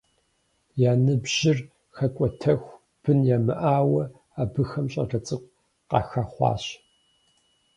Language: Kabardian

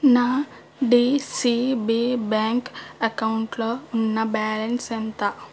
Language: Telugu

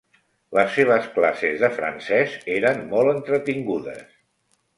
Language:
Catalan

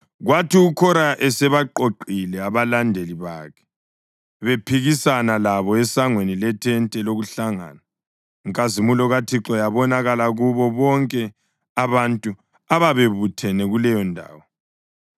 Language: North Ndebele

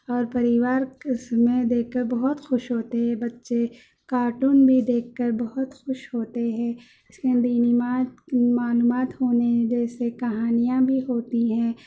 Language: Urdu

